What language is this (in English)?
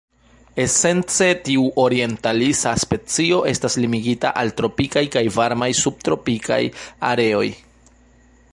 Esperanto